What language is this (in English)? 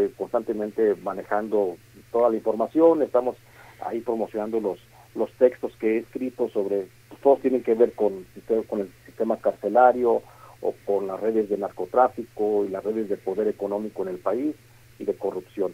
Spanish